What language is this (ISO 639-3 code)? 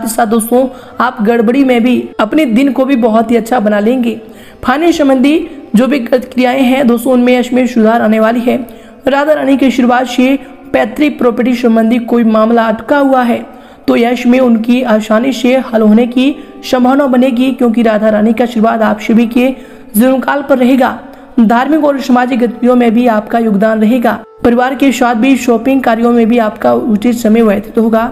hin